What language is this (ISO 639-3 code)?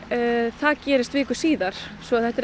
isl